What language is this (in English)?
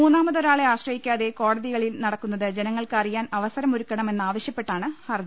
Malayalam